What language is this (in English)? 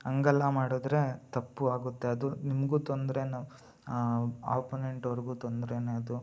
Kannada